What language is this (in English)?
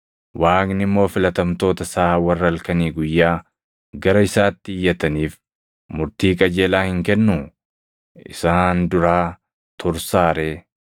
Oromo